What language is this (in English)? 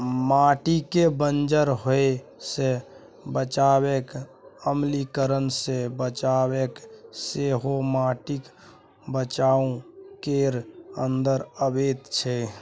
Maithili